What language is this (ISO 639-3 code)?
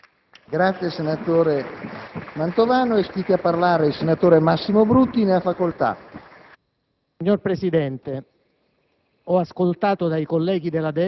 ita